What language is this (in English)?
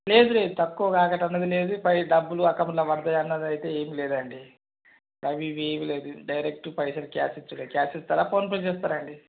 Telugu